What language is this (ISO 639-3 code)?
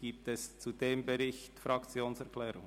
gsw